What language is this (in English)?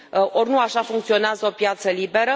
Romanian